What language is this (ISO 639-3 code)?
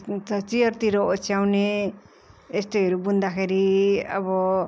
nep